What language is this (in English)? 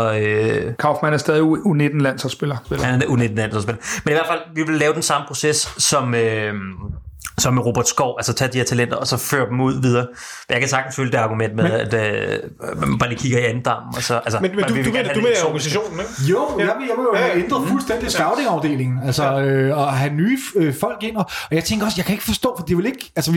Danish